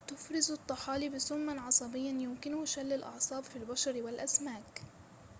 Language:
Arabic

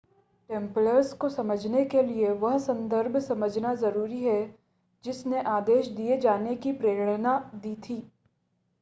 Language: Hindi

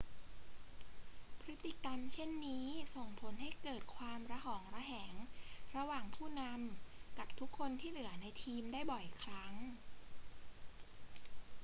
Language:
Thai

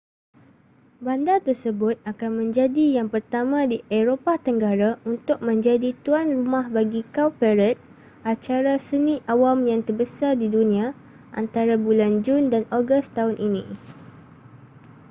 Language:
Malay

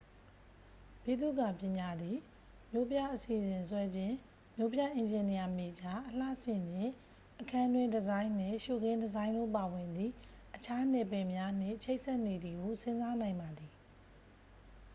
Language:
Burmese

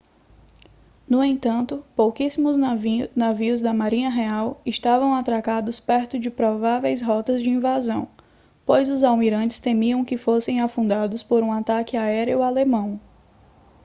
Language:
Portuguese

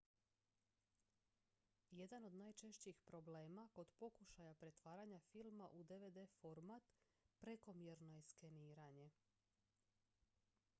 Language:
Croatian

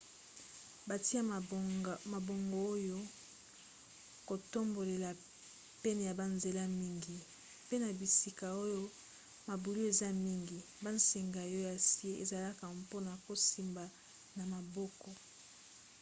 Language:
Lingala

